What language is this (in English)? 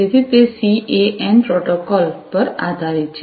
Gujarati